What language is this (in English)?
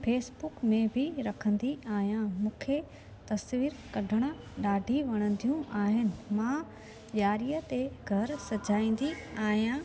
Sindhi